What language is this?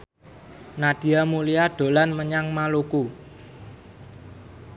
Javanese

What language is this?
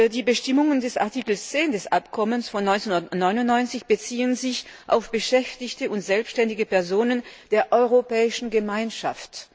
German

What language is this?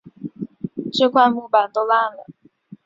Chinese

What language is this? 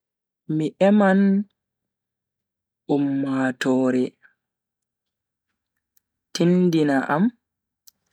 Bagirmi Fulfulde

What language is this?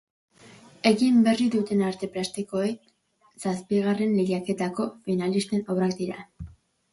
Basque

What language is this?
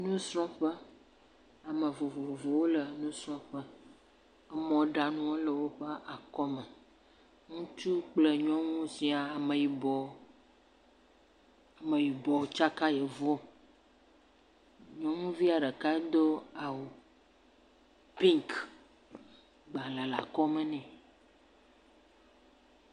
Ewe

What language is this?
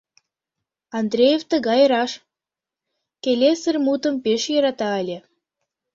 Mari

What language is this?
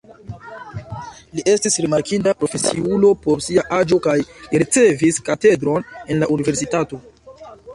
Esperanto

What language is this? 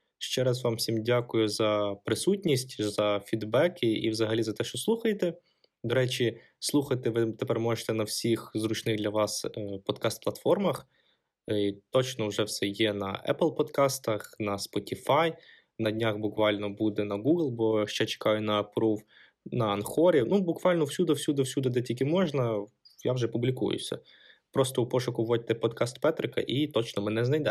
Ukrainian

